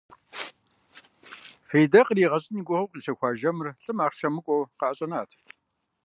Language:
Kabardian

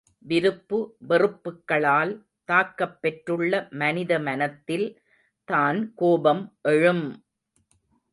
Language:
Tamil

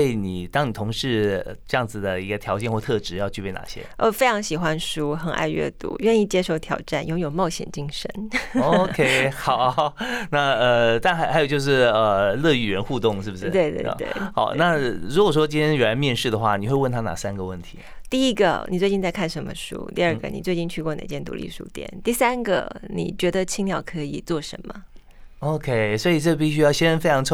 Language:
Chinese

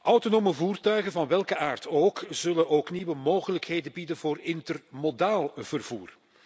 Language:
Dutch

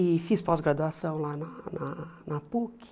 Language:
Portuguese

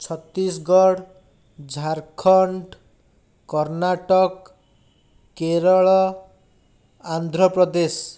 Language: Odia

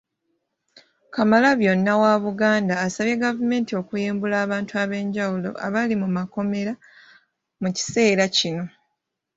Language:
Ganda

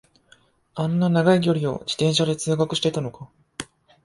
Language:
Japanese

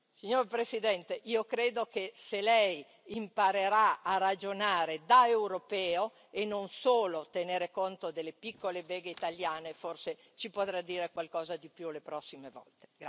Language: Italian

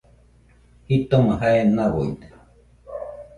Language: Nüpode Huitoto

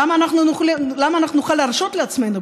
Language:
Hebrew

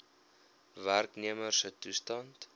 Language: Afrikaans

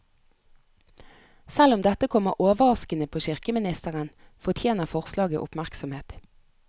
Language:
Norwegian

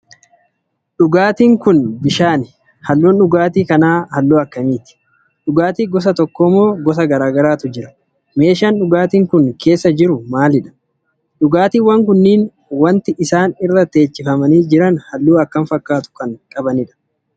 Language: Oromo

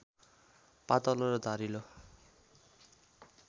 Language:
Nepali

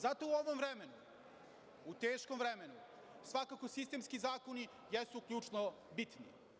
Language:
Serbian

